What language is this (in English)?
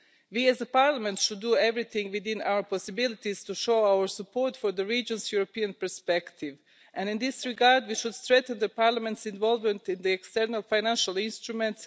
English